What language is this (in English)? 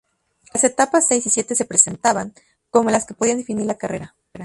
Spanish